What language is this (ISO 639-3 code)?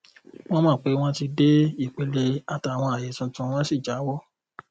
yor